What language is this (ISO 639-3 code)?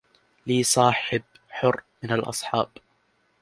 ara